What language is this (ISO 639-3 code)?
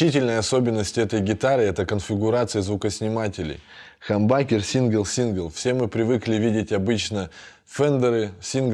rus